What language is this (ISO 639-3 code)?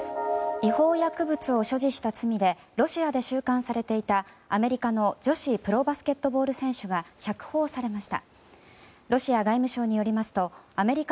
jpn